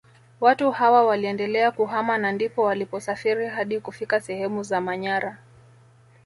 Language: Swahili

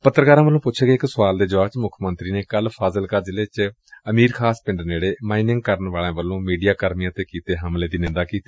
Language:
Punjabi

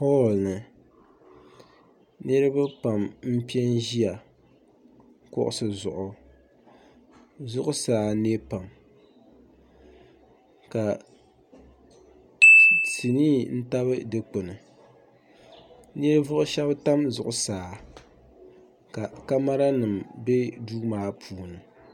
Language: Dagbani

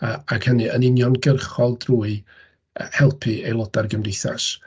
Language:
Welsh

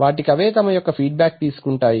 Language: Telugu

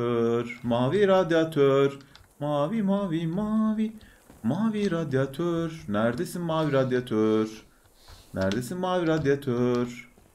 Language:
Turkish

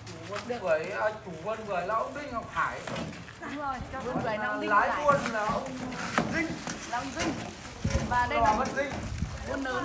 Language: Vietnamese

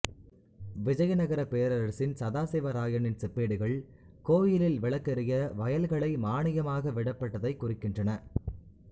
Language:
Tamil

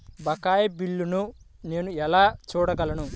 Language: Telugu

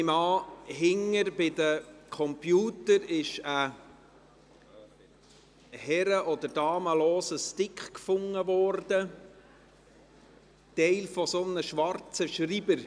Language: Swiss German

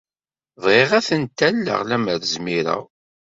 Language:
Kabyle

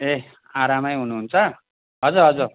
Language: Nepali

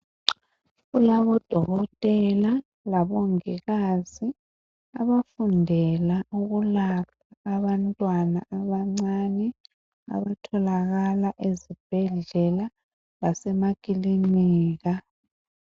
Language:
North Ndebele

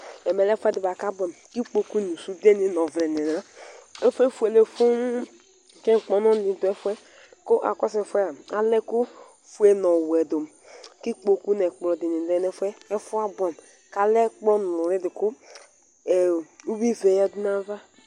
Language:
Ikposo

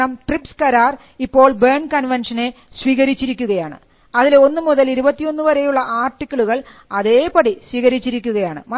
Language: Malayalam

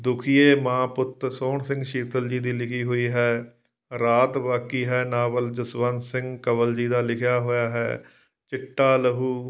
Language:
Punjabi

